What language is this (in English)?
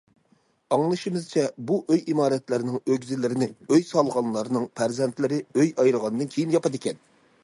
Uyghur